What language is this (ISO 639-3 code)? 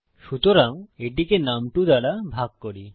ben